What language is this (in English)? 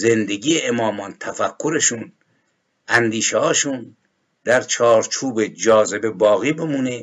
Persian